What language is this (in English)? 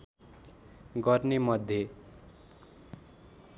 Nepali